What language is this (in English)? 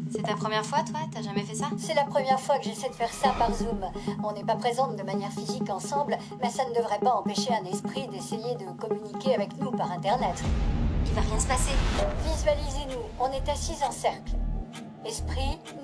French